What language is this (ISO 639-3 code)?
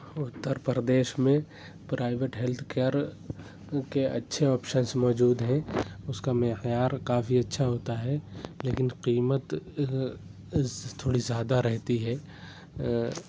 urd